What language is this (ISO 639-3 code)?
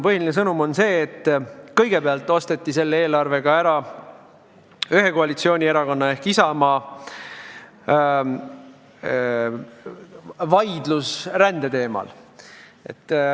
est